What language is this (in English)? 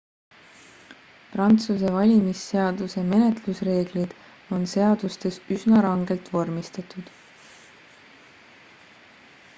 Estonian